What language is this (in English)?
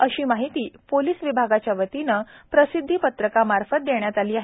Marathi